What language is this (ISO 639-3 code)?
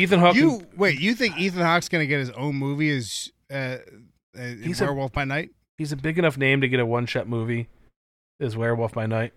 eng